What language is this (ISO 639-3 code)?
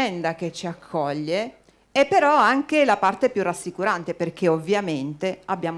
ita